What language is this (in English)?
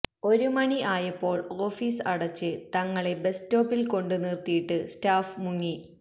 Malayalam